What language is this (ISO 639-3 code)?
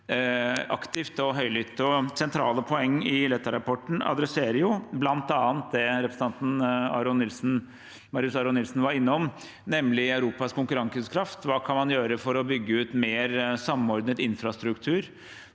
nor